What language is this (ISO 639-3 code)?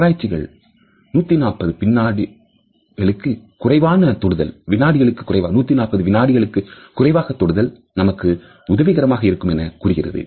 tam